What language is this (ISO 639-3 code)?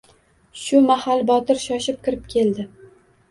uzb